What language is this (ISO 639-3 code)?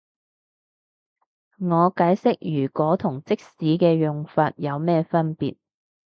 yue